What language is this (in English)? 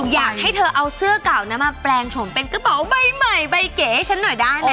Thai